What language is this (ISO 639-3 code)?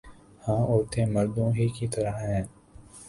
urd